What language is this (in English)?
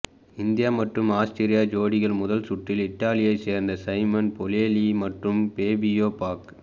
Tamil